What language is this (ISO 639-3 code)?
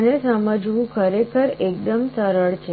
guj